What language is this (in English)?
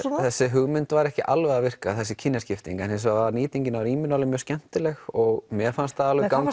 Icelandic